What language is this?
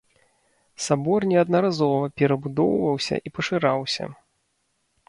Belarusian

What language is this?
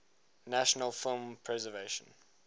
English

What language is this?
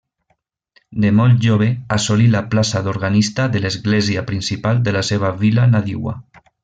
Catalan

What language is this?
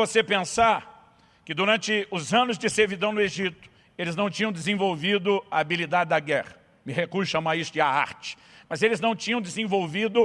Portuguese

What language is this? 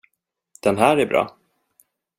Swedish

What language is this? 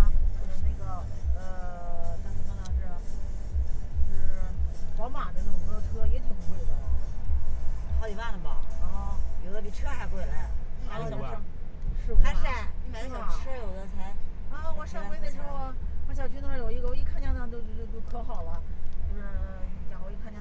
Chinese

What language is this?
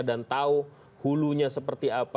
Indonesian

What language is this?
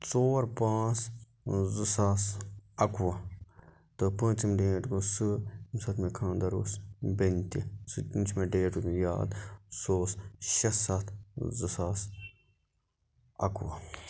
Kashmiri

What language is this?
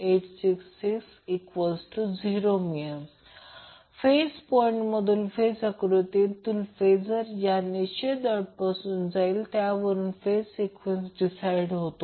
Marathi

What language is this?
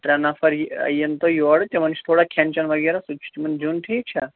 Kashmiri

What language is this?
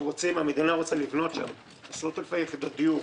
Hebrew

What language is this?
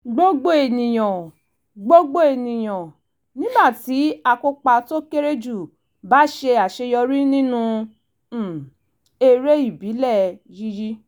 Yoruba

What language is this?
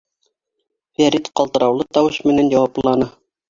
Bashkir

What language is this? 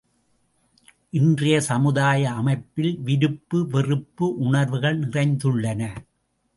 Tamil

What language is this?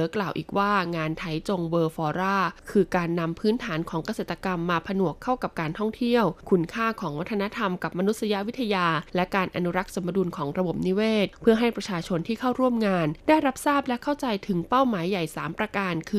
Thai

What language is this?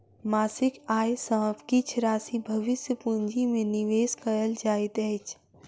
Maithili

